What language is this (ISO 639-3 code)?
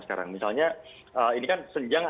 ind